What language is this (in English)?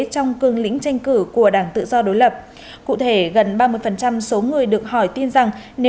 Vietnamese